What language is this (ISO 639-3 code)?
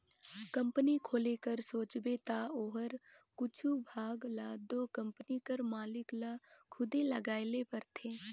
hne